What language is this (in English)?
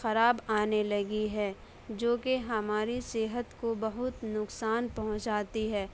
Urdu